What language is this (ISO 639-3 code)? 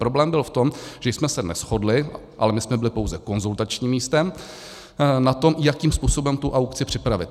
ces